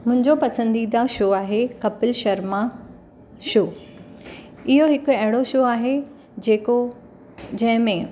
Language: Sindhi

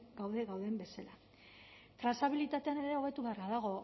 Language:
Basque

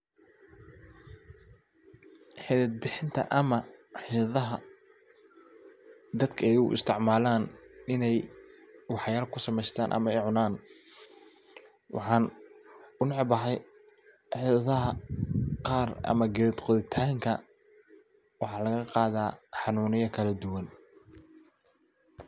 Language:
Somali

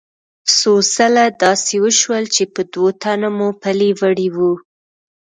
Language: Pashto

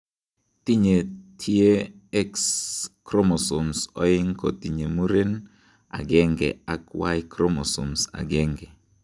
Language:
Kalenjin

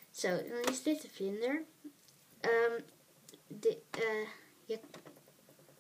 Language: Dutch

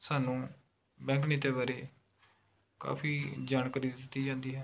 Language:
Punjabi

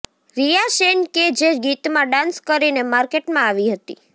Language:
Gujarati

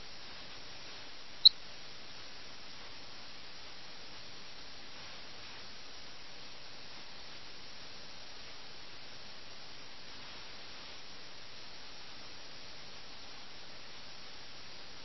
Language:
Malayalam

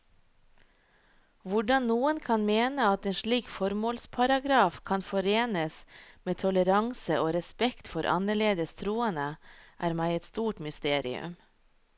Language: Norwegian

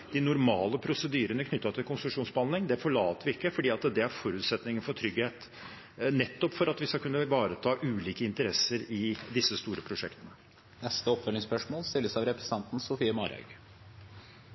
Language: Norwegian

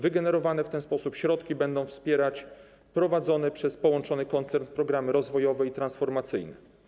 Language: Polish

